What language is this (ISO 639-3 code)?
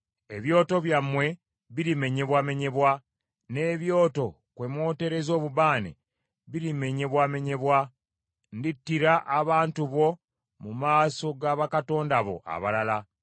lug